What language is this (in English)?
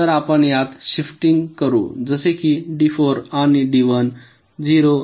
Marathi